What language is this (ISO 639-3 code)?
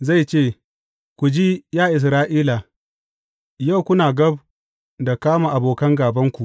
hau